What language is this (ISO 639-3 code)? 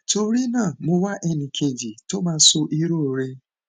yor